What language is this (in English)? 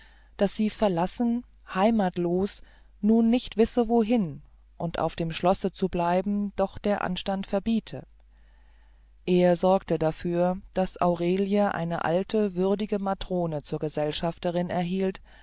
German